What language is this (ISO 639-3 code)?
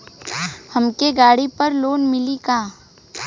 bho